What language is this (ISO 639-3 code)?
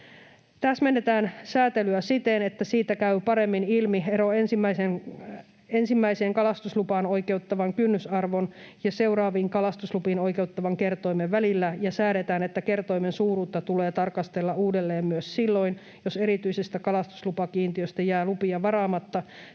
fin